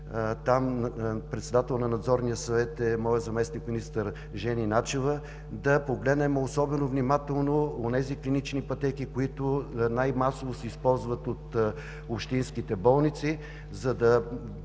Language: Bulgarian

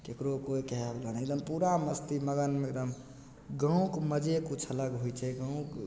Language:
Maithili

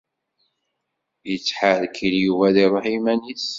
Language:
Kabyle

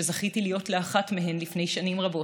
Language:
Hebrew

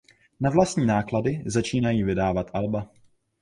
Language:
Czech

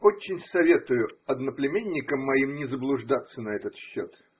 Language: Russian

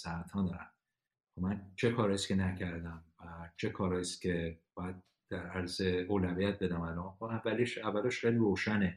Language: Persian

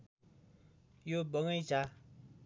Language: Nepali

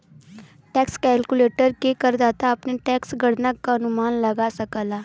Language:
Bhojpuri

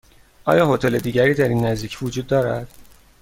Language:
Persian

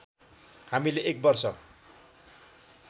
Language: Nepali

